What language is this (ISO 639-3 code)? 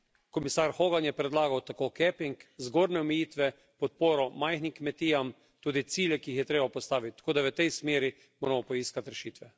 slv